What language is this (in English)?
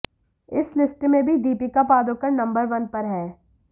Hindi